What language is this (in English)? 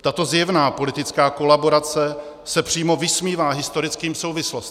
Czech